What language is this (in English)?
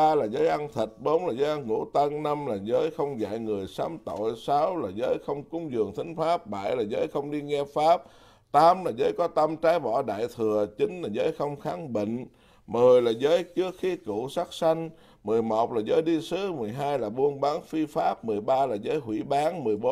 Vietnamese